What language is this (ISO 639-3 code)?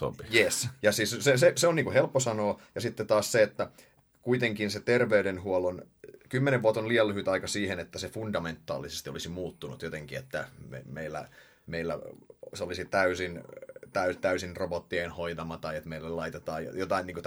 fin